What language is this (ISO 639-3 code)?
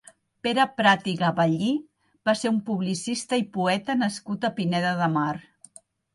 cat